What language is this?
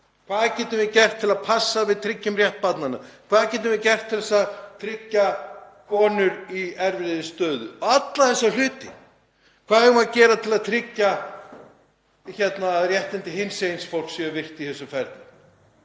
Icelandic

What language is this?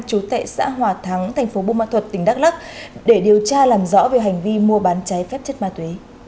Vietnamese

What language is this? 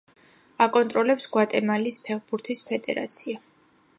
Georgian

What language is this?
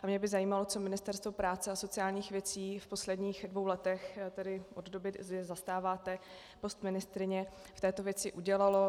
Czech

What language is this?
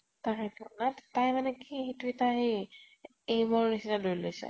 Assamese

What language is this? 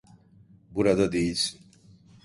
Turkish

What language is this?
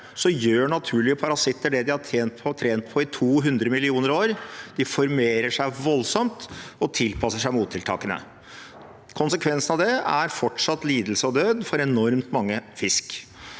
Norwegian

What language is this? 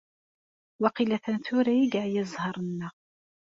Kabyle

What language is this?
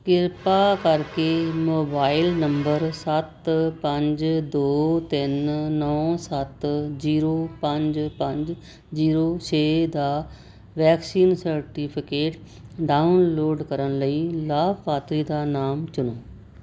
Punjabi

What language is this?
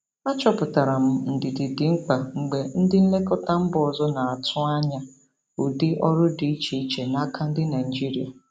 Igbo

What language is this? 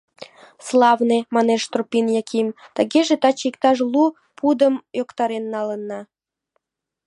Mari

